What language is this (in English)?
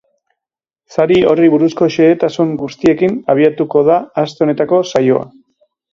Basque